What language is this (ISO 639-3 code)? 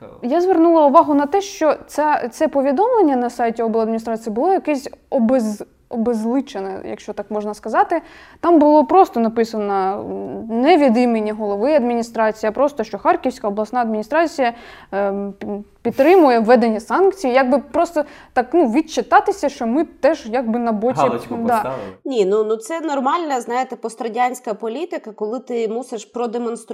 ukr